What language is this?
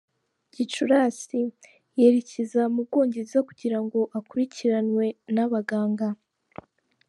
Kinyarwanda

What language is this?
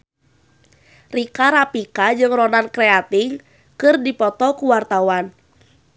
Sundanese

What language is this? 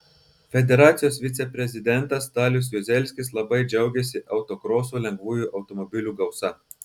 Lithuanian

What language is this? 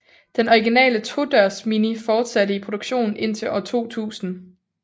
Danish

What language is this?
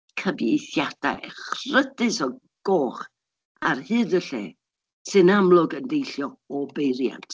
Welsh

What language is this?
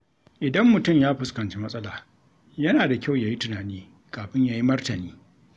Hausa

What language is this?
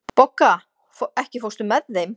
Icelandic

